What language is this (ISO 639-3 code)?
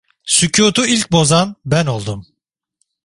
tur